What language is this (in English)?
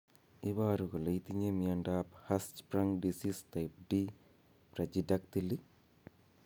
Kalenjin